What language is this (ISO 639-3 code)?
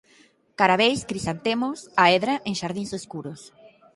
glg